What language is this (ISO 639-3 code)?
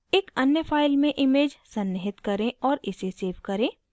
hin